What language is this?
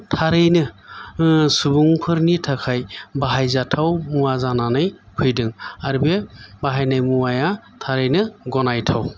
Bodo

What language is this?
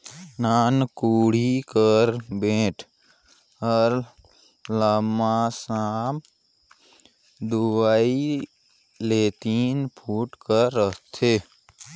Chhattisgarhi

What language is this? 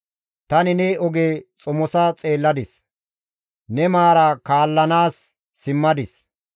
Gamo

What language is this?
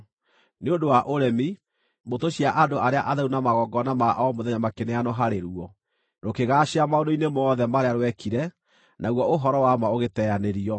Kikuyu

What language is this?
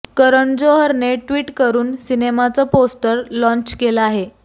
Marathi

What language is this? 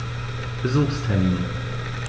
German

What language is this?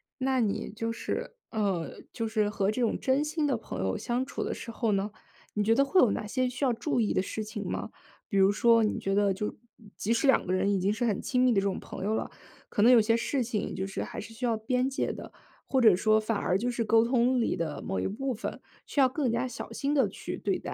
Chinese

